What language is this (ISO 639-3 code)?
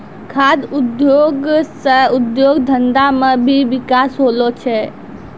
mai